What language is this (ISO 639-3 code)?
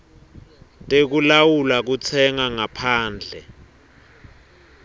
ssw